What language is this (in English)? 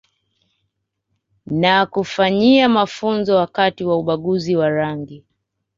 Swahili